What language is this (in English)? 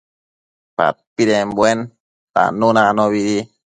Matsés